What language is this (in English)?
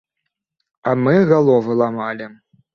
Belarusian